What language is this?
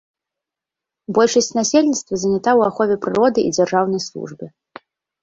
Belarusian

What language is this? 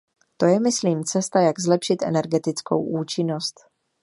Czech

